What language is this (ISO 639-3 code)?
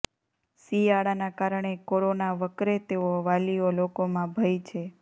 guj